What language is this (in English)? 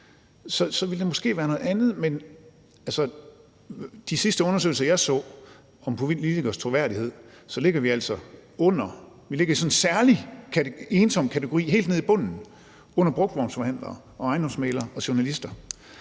Danish